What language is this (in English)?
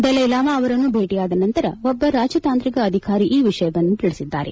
Kannada